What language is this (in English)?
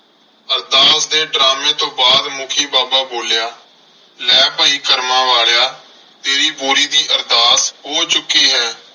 Punjabi